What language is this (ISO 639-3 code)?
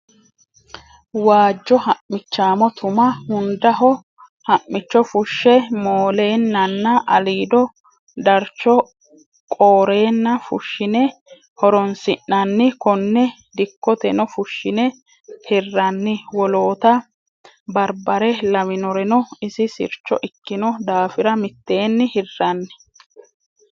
sid